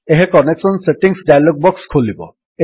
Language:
Odia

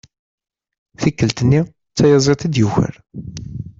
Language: Kabyle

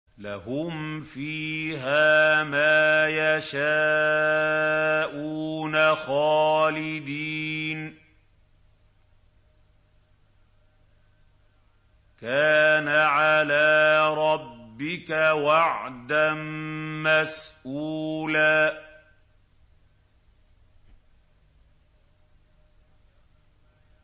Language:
Arabic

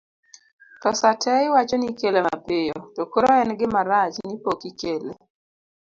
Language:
Luo (Kenya and Tanzania)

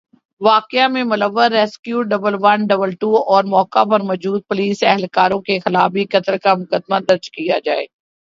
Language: Urdu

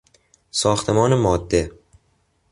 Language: Persian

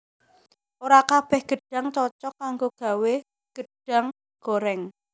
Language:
Javanese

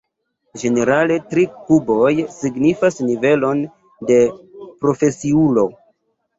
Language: Esperanto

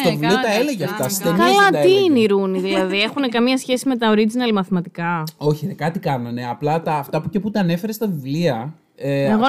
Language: Greek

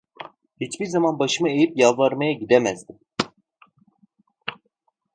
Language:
Turkish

